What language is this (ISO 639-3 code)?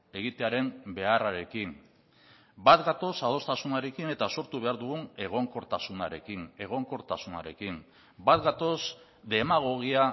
eus